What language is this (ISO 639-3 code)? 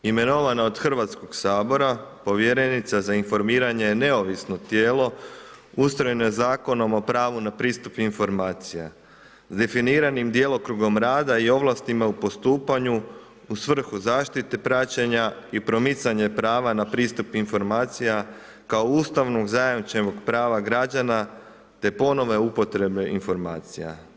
hrv